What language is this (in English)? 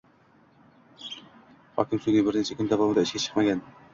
Uzbek